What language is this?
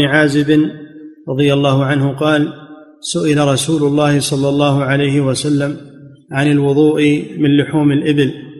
Arabic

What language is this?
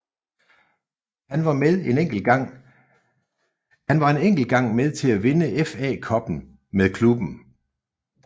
Danish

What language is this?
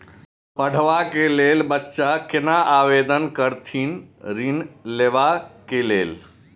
Maithili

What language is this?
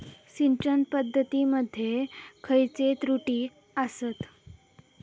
Marathi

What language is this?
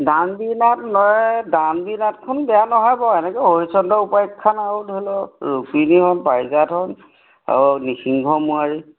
Assamese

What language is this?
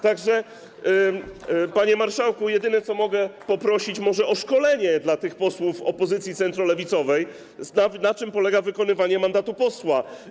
Polish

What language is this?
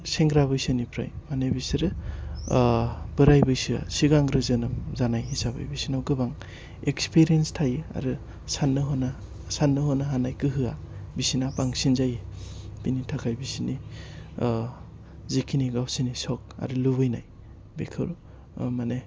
Bodo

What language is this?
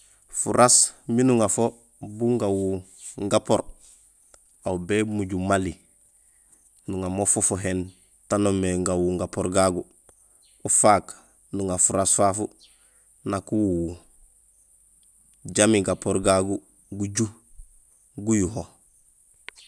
Gusilay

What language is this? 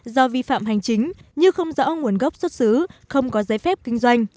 Vietnamese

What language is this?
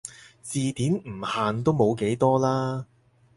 Cantonese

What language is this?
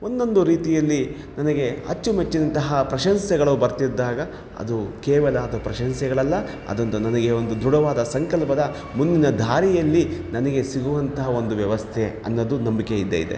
Kannada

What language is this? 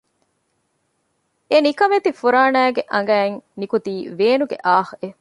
Divehi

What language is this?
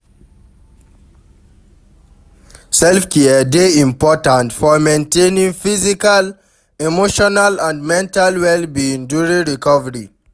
Nigerian Pidgin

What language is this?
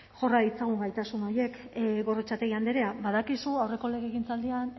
Basque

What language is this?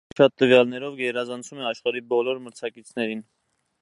Armenian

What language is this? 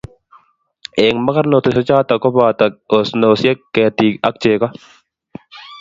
Kalenjin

